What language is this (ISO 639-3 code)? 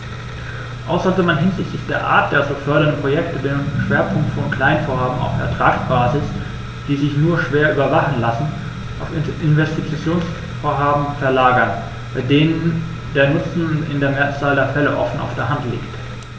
deu